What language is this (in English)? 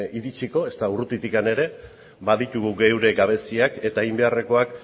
Basque